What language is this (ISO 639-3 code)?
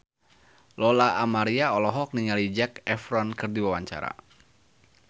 sun